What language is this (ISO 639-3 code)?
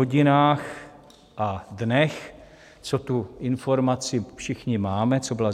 ces